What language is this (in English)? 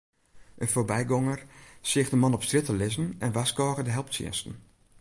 Western Frisian